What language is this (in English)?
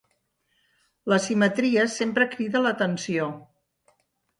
Catalan